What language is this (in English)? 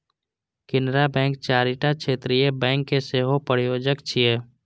Maithili